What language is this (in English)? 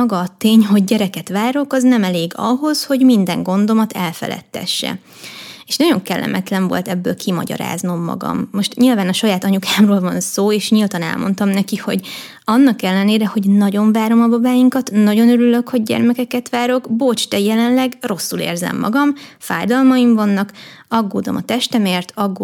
Hungarian